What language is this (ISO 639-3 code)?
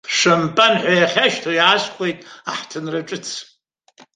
abk